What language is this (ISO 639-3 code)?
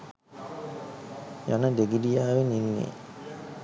sin